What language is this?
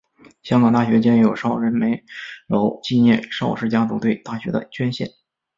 Chinese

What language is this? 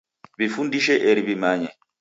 Taita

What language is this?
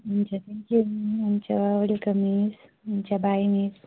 Nepali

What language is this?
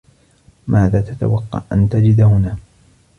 Arabic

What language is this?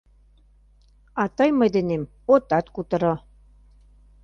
Mari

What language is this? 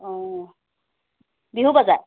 Assamese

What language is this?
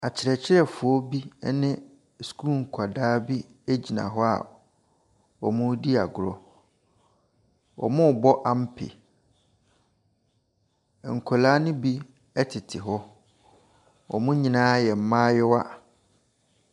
Akan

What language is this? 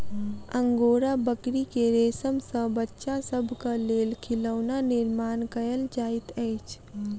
Maithili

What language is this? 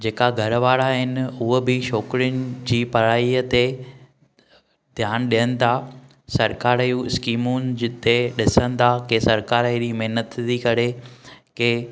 Sindhi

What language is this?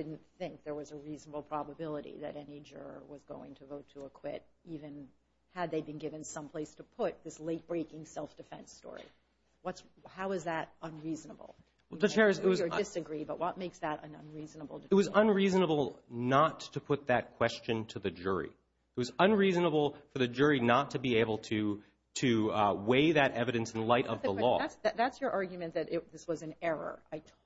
English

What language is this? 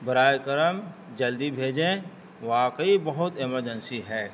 Urdu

